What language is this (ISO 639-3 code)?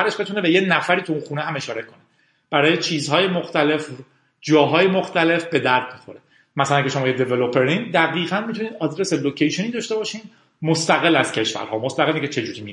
fas